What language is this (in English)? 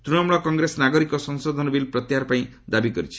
Odia